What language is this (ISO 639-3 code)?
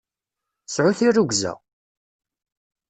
kab